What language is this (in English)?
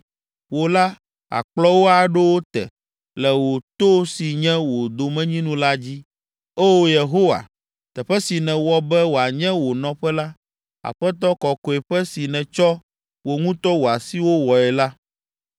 Ewe